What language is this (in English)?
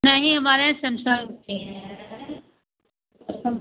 Hindi